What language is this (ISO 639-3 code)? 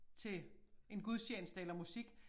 dan